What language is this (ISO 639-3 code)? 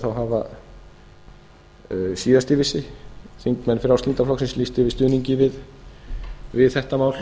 isl